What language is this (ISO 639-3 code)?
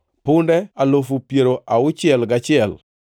luo